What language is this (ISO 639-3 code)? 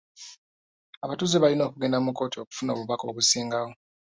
lug